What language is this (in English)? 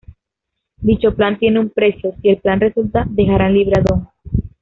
Spanish